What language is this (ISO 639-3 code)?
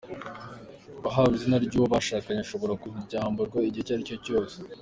kin